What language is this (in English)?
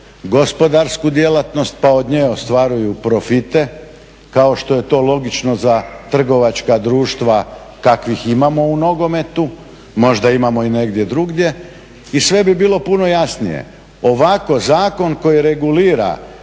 Croatian